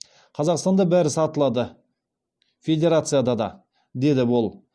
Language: Kazakh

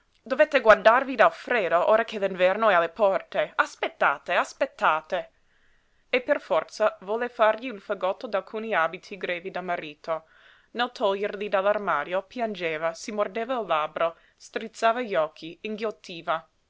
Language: Italian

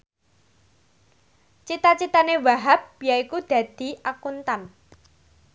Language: Javanese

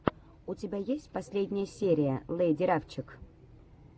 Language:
Russian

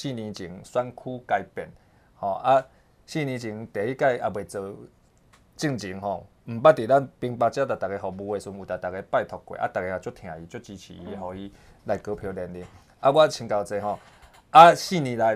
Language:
Chinese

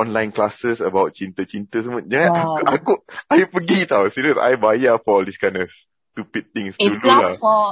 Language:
Malay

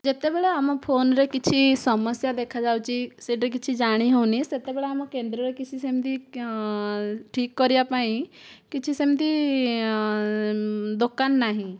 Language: Odia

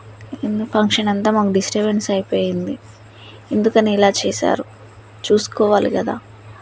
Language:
Telugu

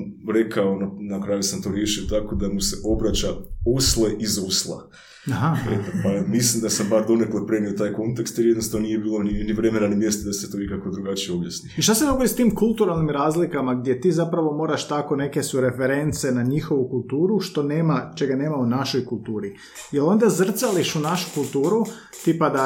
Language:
Croatian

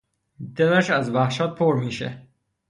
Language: Persian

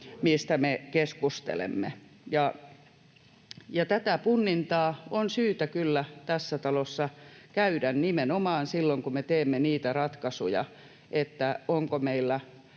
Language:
Finnish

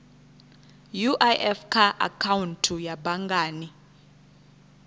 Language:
Venda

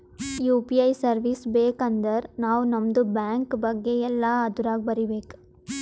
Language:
Kannada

